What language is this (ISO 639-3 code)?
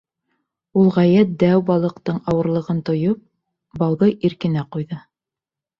bak